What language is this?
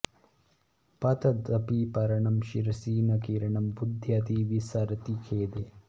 Sanskrit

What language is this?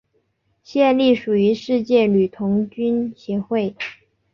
Chinese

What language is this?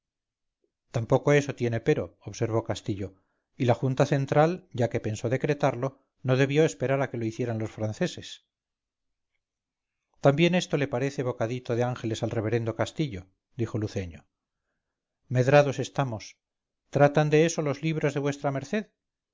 Spanish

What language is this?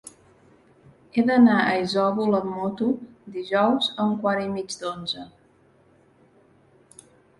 Catalan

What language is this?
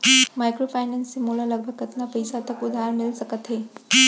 Chhattisgarhi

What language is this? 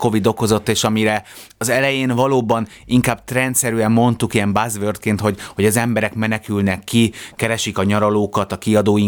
Hungarian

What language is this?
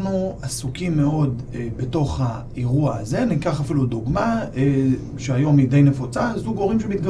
Hebrew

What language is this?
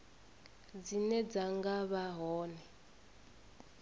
Venda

